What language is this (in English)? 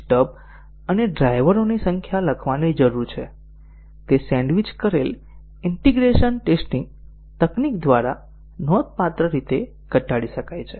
Gujarati